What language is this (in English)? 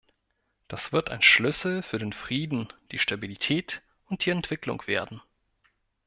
German